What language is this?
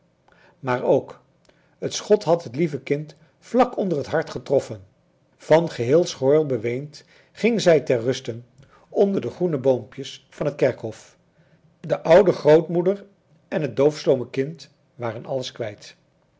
Dutch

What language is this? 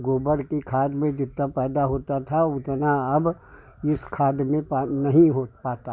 Hindi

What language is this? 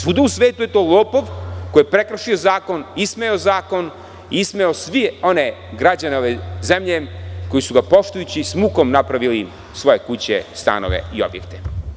Serbian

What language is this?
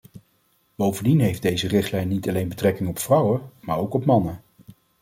Dutch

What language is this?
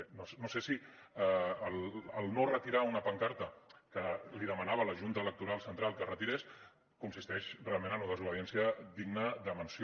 Catalan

